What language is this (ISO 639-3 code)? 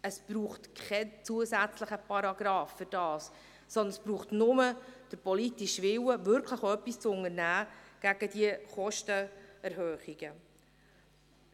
gsw